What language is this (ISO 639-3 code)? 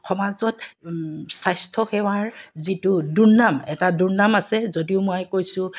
asm